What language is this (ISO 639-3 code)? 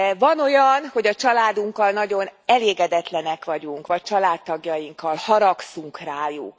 hun